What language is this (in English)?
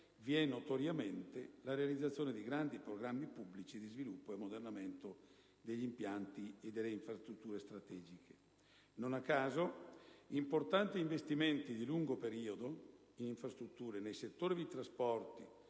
Italian